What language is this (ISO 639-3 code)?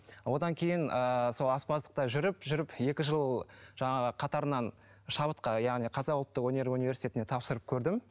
kaz